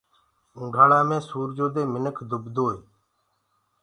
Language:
Gurgula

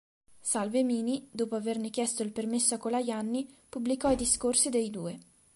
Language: Italian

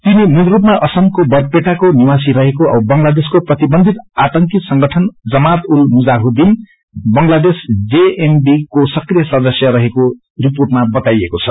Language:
Nepali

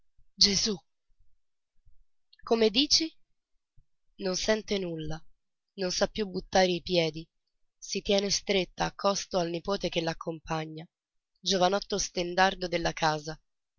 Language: Italian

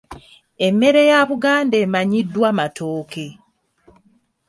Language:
Ganda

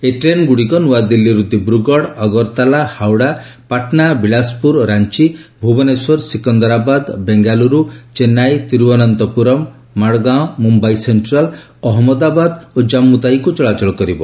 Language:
Odia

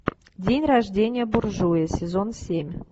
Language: Russian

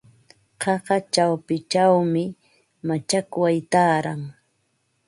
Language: Ambo-Pasco Quechua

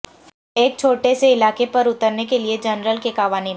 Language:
Urdu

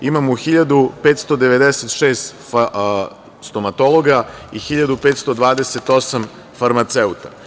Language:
Serbian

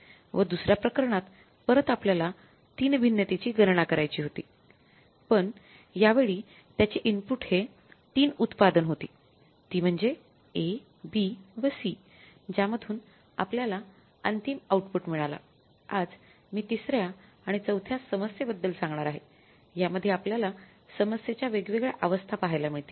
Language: Marathi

